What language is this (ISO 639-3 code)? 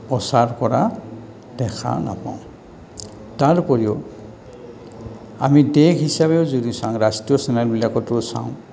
asm